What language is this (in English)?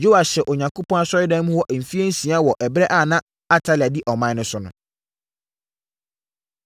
Akan